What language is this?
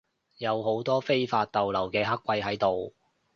Cantonese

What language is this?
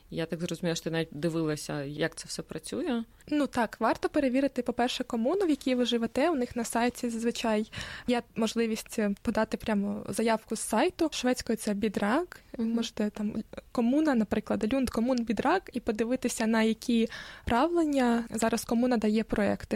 Ukrainian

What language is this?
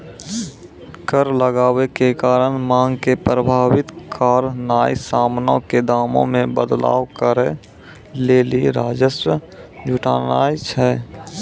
Maithili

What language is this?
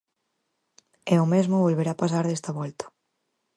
Galician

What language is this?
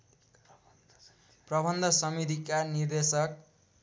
Nepali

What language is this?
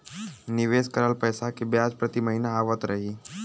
Bhojpuri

